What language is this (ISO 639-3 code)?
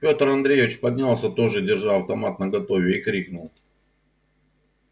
rus